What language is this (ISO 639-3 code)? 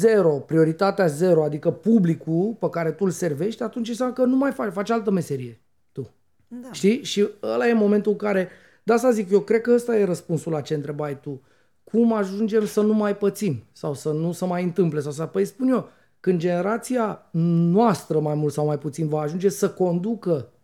ron